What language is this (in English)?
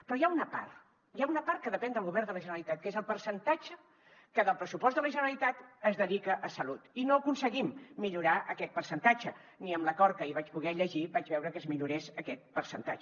Catalan